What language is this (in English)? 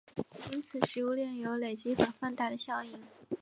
Chinese